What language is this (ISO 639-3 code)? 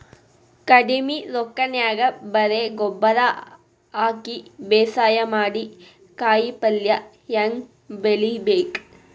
kan